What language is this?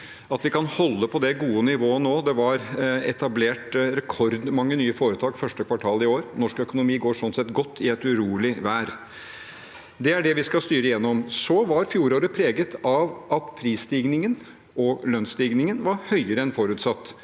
Norwegian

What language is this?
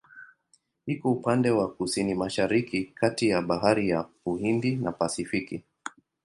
Swahili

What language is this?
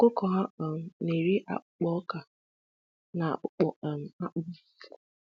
Igbo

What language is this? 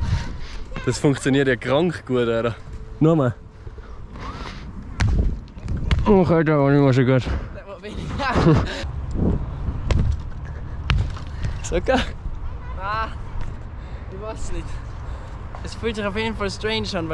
German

